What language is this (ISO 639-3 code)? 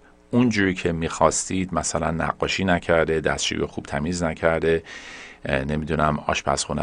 fas